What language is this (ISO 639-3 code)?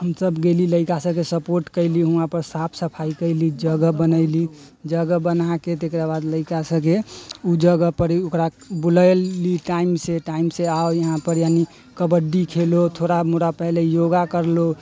mai